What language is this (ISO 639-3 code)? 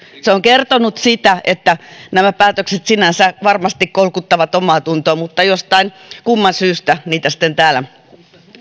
fin